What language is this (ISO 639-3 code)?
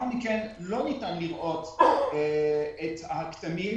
heb